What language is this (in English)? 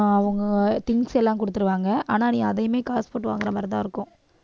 Tamil